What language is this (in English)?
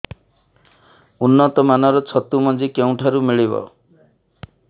Odia